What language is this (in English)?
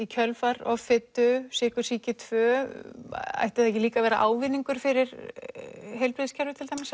Icelandic